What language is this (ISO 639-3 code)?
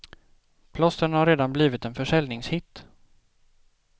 swe